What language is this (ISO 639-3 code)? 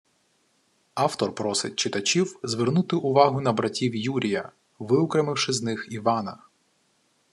ukr